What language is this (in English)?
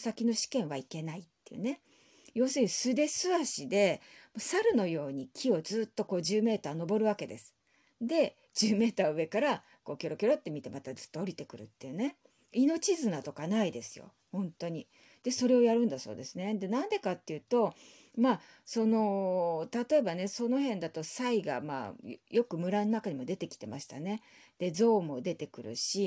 Japanese